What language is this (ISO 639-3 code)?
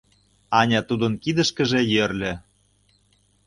chm